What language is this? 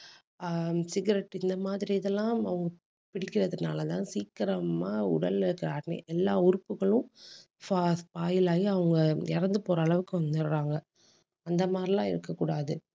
Tamil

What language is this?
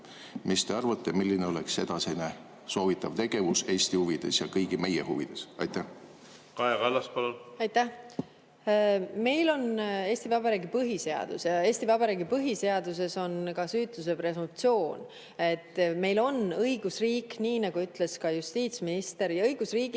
Estonian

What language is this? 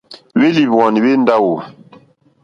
Mokpwe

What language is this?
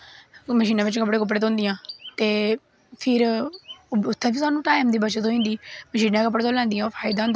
Dogri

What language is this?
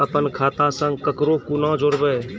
Maithili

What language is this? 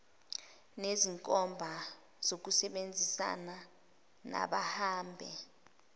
Zulu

